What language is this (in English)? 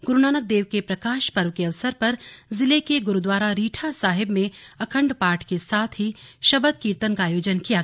Hindi